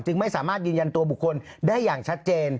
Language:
Thai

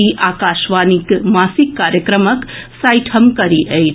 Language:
Maithili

